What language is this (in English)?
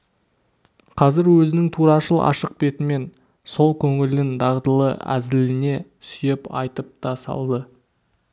Kazakh